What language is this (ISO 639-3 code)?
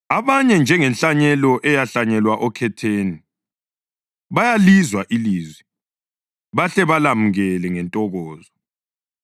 nde